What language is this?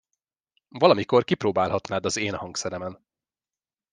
Hungarian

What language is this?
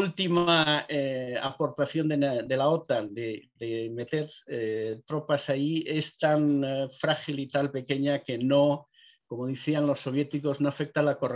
Spanish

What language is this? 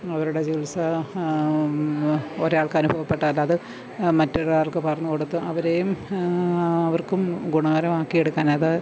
Malayalam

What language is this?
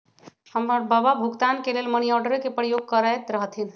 Magahi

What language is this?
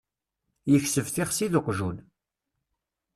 Kabyle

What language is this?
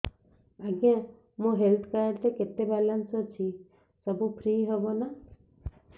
Odia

